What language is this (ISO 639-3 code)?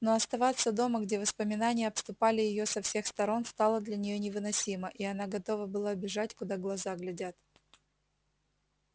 rus